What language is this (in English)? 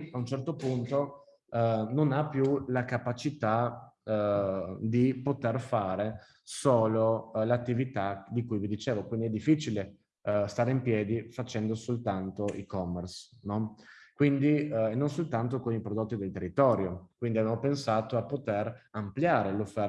Italian